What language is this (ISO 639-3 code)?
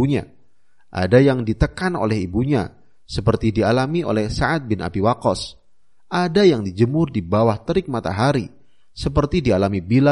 ind